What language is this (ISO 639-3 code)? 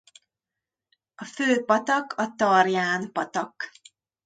hun